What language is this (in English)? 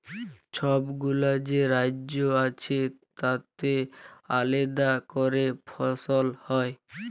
Bangla